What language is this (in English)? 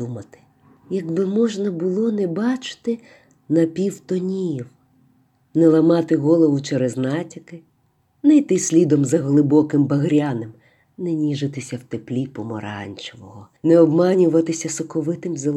Ukrainian